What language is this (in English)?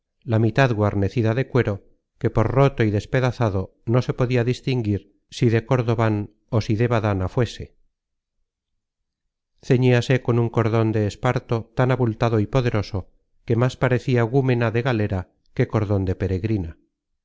Spanish